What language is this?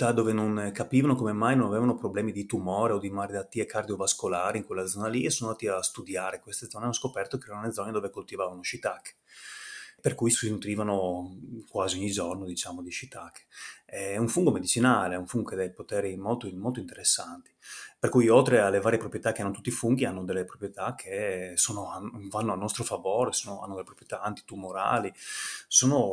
Italian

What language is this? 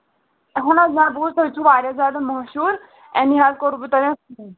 Kashmiri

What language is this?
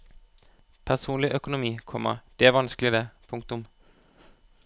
Norwegian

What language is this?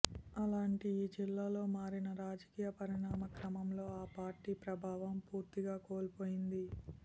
Telugu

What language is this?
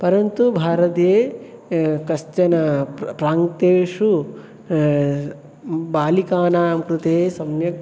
Sanskrit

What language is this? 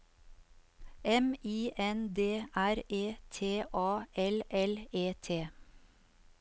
Norwegian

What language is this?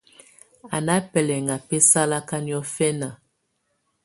Tunen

